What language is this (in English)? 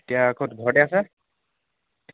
Assamese